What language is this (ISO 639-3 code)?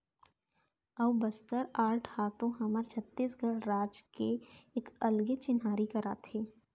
hne